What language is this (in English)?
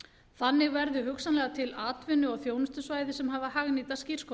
Icelandic